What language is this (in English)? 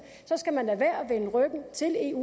Danish